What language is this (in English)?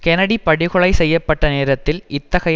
Tamil